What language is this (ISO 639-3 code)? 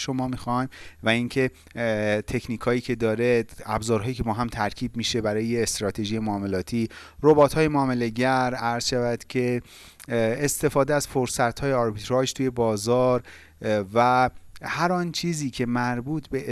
fas